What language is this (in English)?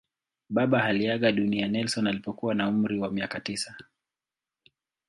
Swahili